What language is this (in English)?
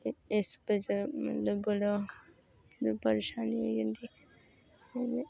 Dogri